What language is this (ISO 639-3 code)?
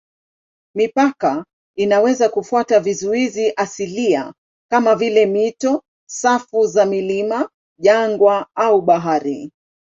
swa